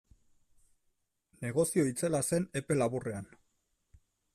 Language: Basque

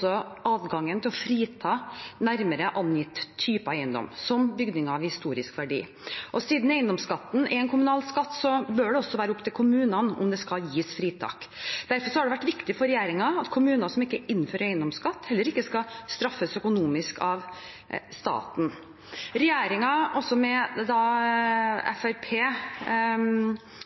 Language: Norwegian Bokmål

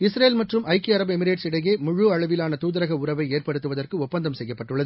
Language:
Tamil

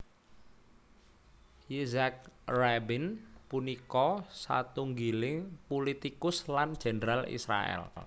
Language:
Javanese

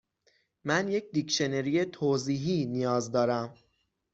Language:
Persian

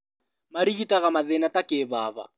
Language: Kikuyu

